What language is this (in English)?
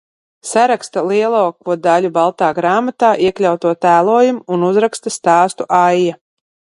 Latvian